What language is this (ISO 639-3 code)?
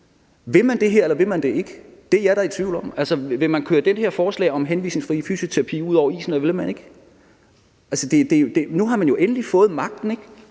dan